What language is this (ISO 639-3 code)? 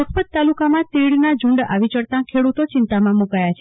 guj